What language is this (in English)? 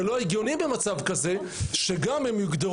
Hebrew